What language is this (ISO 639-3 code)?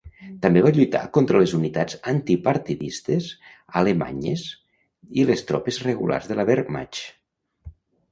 cat